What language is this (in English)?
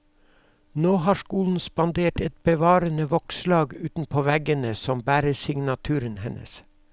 Norwegian